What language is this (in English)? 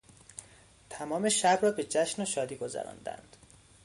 Persian